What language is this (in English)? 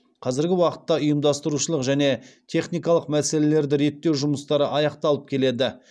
Kazakh